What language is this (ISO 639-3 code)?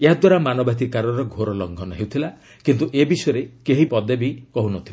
ori